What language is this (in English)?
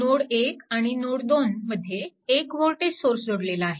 Marathi